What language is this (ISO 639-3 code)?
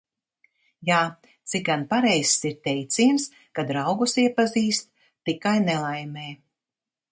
lav